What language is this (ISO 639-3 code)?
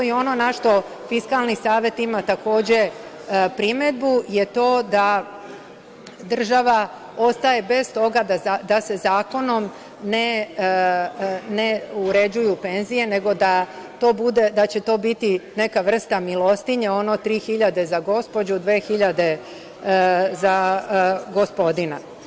srp